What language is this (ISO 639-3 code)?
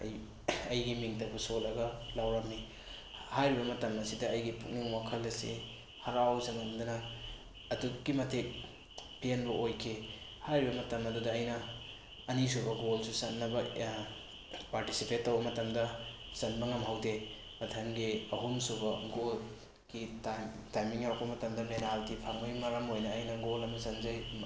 mni